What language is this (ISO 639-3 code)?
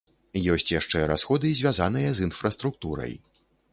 bel